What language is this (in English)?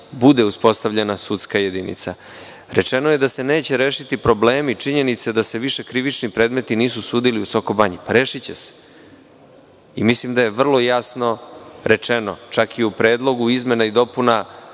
Serbian